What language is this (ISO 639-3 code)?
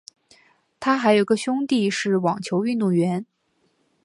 zho